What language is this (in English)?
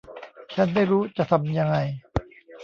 Thai